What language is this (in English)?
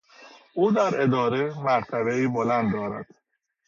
Persian